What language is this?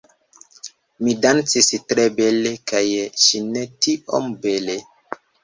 Esperanto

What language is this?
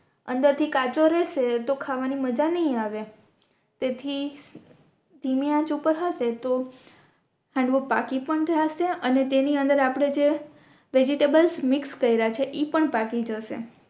Gujarati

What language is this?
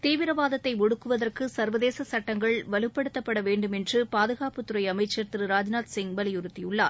Tamil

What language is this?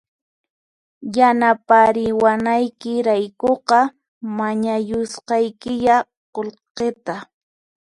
Puno Quechua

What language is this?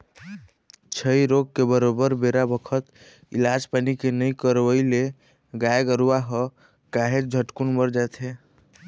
Chhattisgarhi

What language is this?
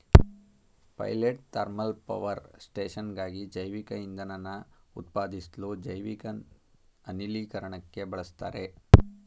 Kannada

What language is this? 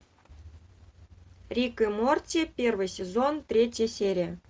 Russian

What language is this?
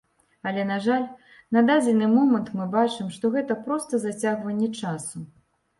Belarusian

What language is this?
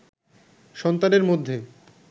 Bangla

